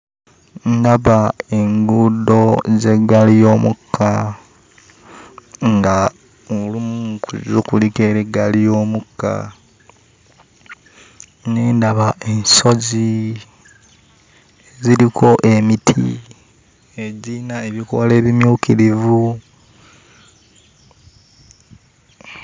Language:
Ganda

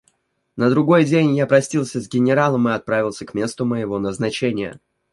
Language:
Russian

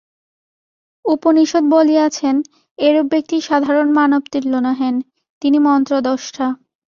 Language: Bangla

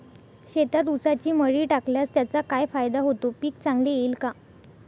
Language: Marathi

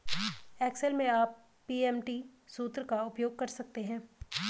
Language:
Hindi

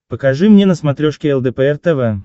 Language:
Russian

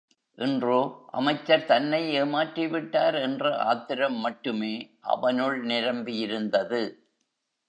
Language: Tamil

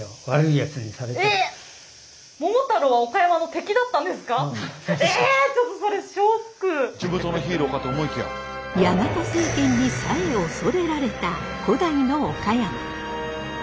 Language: Japanese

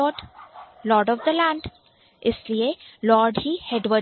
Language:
Hindi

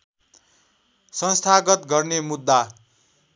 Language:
Nepali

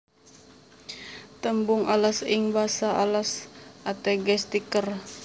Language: Javanese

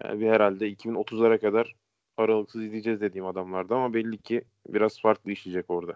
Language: Turkish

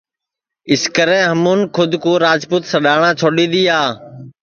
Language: Sansi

